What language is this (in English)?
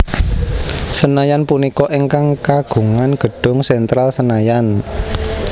Javanese